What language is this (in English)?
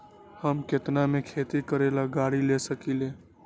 Magahi